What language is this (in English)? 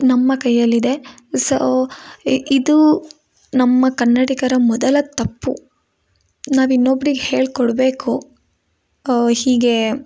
Kannada